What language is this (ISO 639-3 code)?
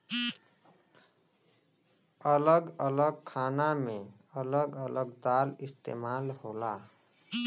bho